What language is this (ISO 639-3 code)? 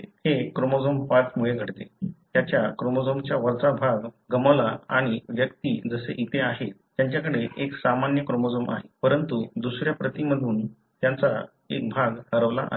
mar